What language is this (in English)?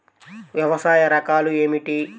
Telugu